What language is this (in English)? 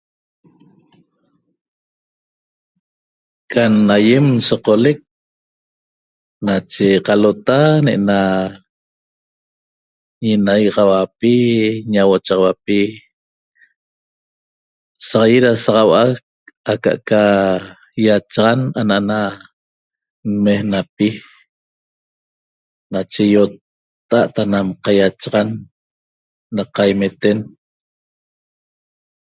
Toba